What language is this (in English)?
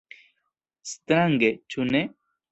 Esperanto